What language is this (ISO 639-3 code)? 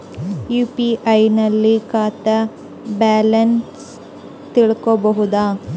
kan